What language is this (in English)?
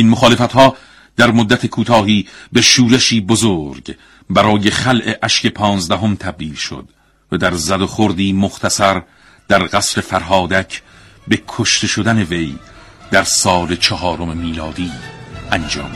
Persian